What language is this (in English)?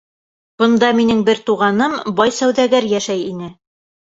Bashkir